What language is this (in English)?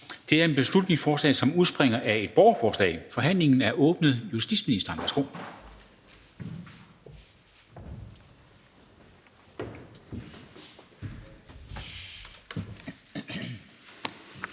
Danish